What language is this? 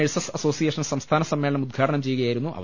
Malayalam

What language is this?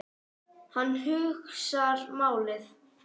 Icelandic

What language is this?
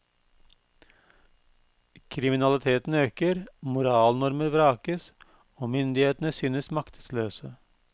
Norwegian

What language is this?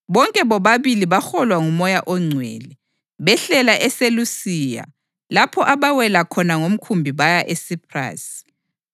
North Ndebele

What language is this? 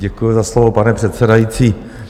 Czech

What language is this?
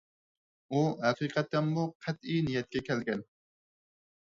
Uyghur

